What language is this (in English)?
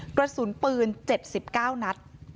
Thai